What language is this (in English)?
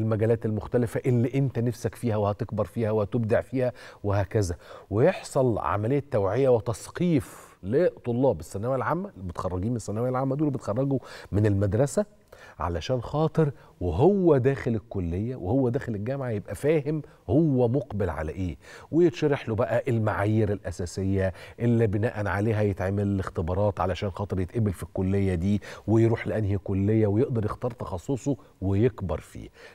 Arabic